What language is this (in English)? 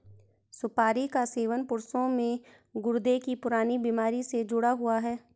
Hindi